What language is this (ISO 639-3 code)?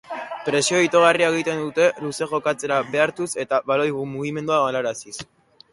eus